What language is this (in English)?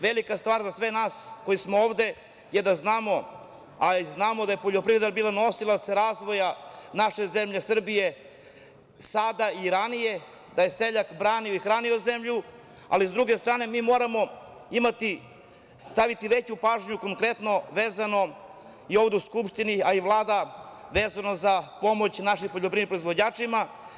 Serbian